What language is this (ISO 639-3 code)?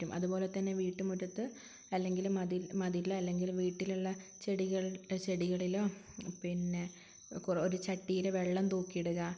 mal